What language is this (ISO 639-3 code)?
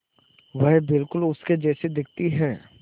hin